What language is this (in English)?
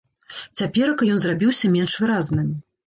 Belarusian